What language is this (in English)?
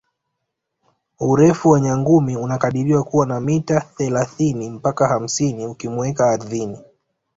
Swahili